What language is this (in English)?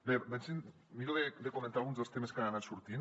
Catalan